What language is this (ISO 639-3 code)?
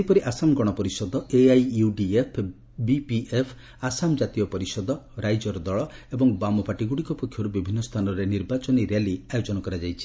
ori